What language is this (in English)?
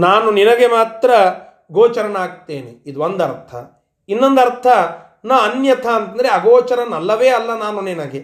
Kannada